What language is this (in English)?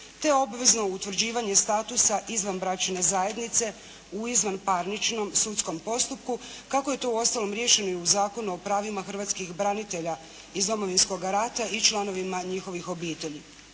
Croatian